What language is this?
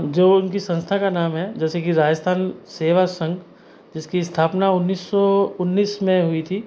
Hindi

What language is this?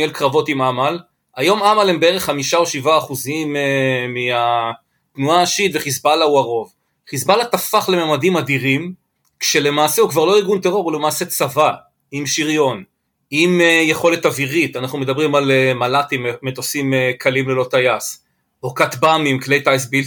Hebrew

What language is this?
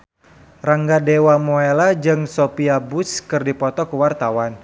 Sundanese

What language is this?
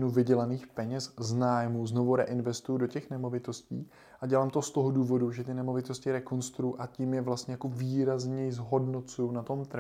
Czech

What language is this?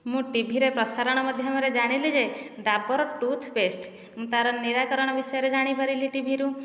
Odia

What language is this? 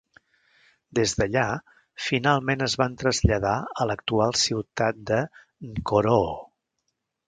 Catalan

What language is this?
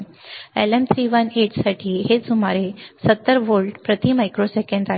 Marathi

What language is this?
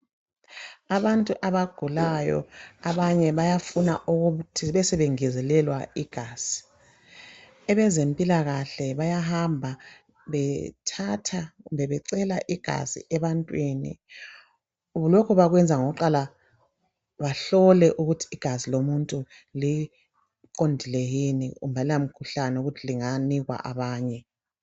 North Ndebele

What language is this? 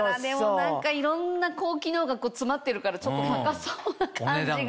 Japanese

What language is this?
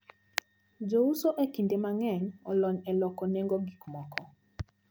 Luo (Kenya and Tanzania)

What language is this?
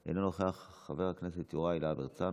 Hebrew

